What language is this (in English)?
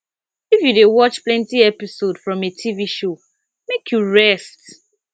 Nigerian Pidgin